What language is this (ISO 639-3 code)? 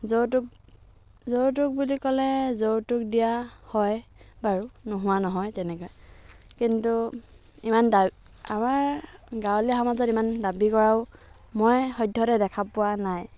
asm